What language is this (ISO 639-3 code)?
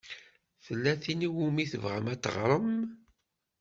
kab